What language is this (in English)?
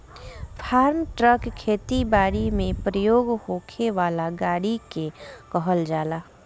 Bhojpuri